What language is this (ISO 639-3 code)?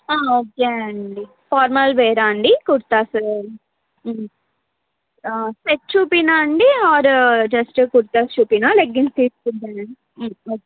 tel